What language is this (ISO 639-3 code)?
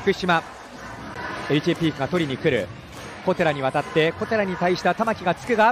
jpn